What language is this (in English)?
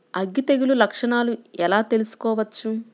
Telugu